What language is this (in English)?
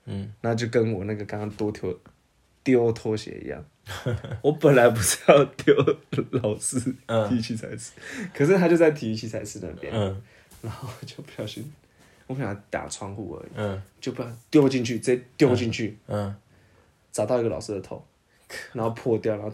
Chinese